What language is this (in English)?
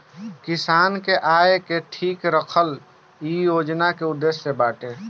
Bhojpuri